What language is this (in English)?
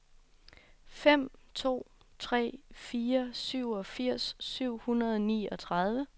Danish